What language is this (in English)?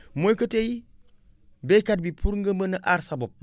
Wolof